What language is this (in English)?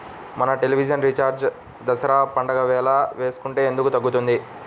Telugu